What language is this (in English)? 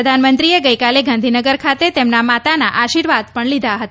Gujarati